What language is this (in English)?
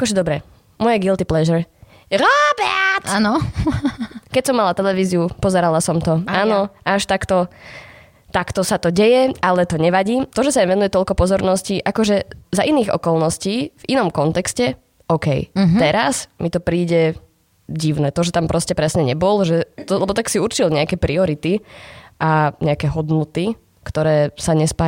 Slovak